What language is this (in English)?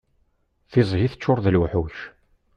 Kabyle